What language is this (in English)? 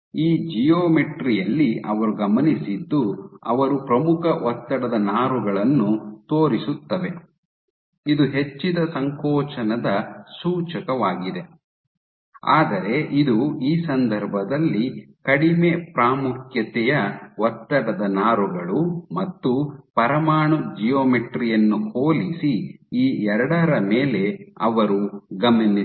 Kannada